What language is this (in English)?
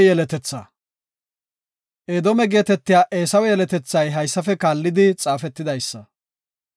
Gofa